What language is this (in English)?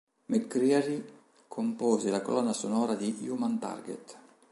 Italian